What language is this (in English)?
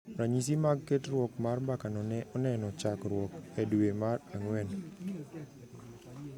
Luo (Kenya and Tanzania)